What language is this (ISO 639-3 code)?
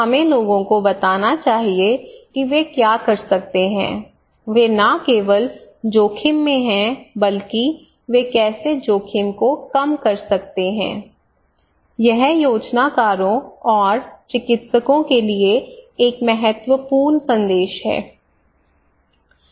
hin